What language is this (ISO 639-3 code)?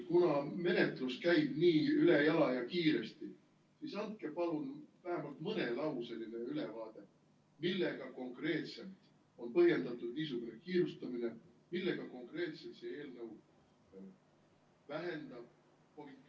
est